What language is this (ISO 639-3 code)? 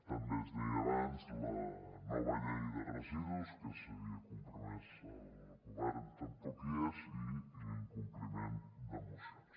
cat